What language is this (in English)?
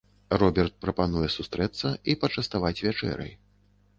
Belarusian